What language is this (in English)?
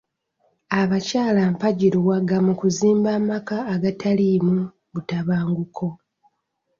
Ganda